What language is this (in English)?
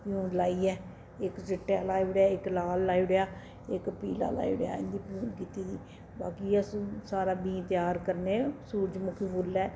Dogri